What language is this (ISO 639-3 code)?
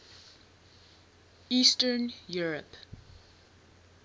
eng